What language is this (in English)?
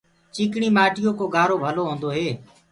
Gurgula